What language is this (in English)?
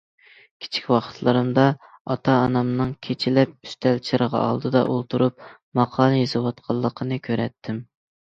Uyghur